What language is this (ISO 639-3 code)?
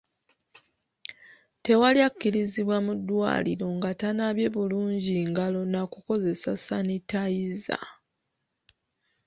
lug